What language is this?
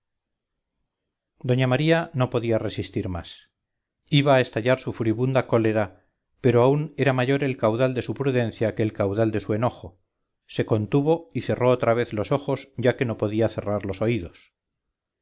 Spanish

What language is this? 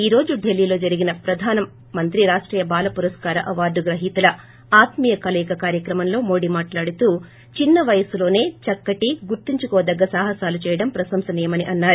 Telugu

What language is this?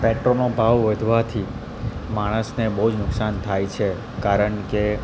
Gujarati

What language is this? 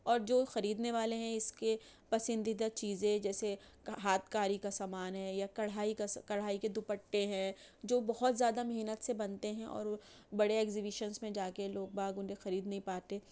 Urdu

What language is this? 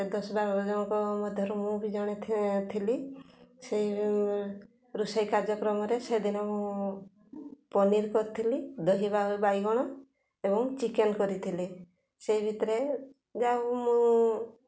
Odia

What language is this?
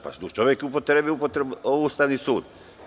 Serbian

